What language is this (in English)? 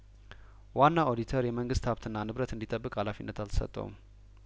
Amharic